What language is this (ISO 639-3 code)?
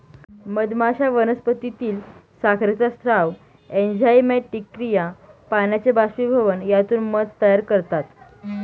mar